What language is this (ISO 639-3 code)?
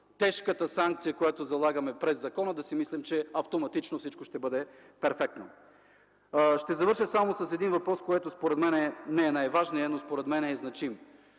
bul